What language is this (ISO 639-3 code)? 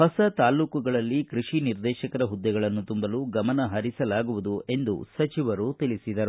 kan